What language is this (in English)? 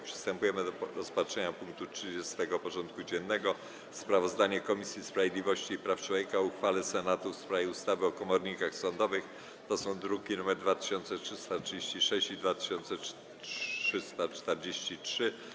Polish